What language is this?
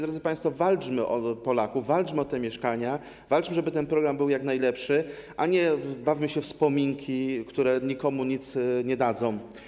Polish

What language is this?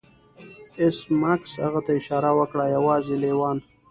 Pashto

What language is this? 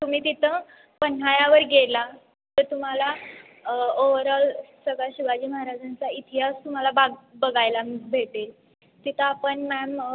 Marathi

